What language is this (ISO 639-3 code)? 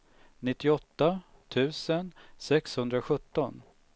swe